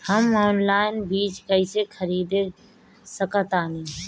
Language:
Bhojpuri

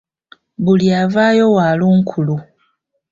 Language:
Ganda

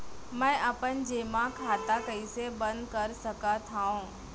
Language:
Chhattisgarhi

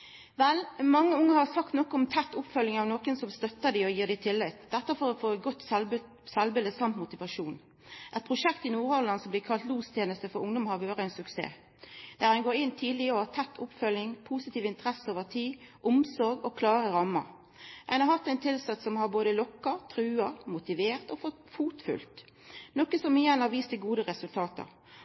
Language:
Norwegian Nynorsk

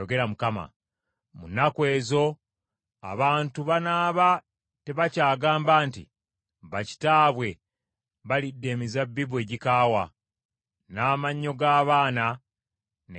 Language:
Ganda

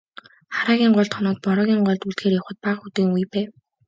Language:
Mongolian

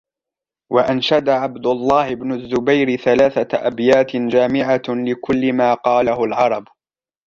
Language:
Arabic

